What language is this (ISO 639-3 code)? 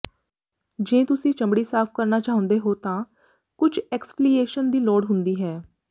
pan